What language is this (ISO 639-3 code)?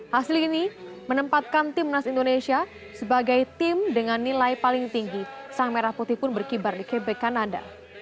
ind